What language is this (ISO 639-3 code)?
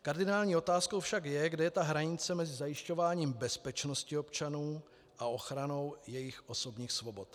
ces